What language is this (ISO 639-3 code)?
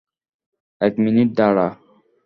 ben